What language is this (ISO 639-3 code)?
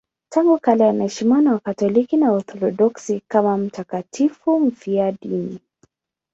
swa